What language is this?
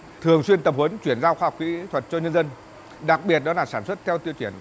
Vietnamese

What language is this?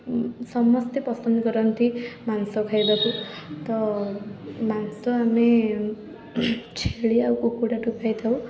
Odia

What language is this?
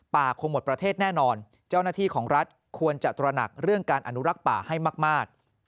Thai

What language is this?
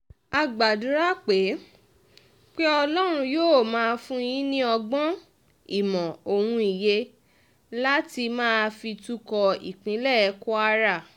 Yoruba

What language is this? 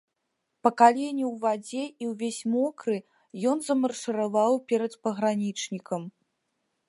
Belarusian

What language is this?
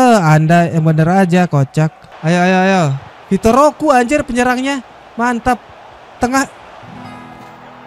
Indonesian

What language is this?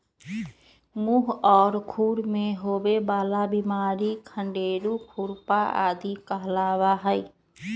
Magahi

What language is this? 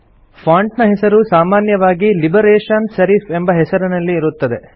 Kannada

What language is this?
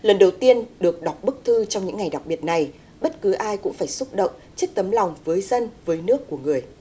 Vietnamese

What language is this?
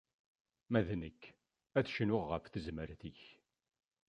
Kabyle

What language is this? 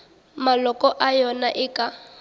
Northern Sotho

